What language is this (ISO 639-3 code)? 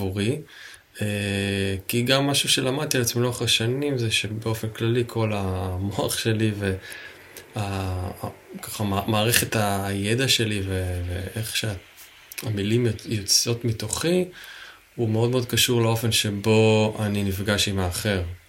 heb